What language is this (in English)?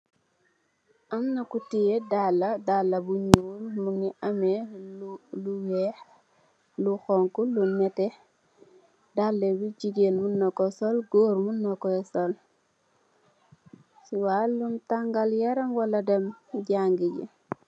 Wolof